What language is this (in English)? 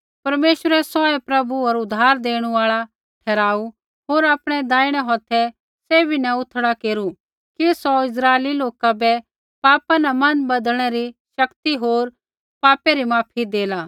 Kullu Pahari